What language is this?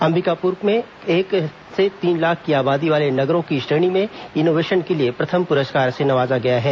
Hindi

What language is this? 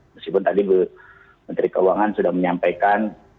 Indonesian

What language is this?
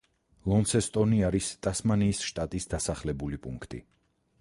Georgian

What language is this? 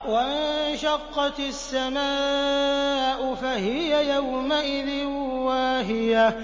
Arabic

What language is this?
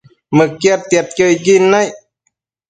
Matsés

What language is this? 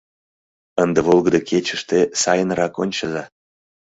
Mari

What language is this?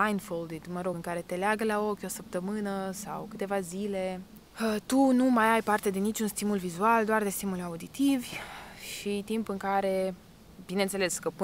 Romanian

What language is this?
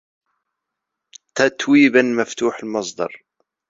Arabic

